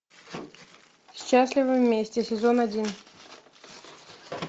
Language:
Russian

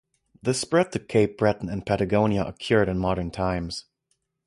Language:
English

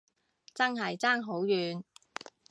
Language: Cantonese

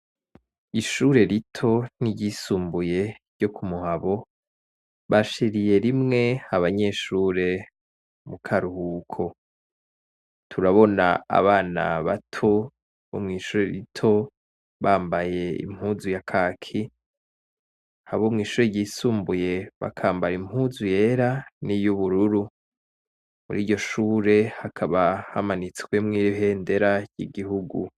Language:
Rundi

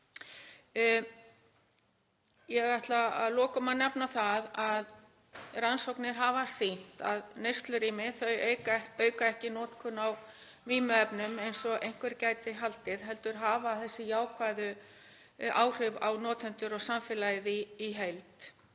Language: Icelandic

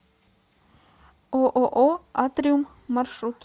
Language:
Russian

